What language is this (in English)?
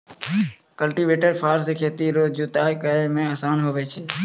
Maithili